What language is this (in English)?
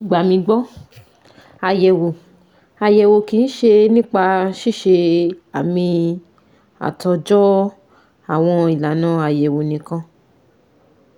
Yoruba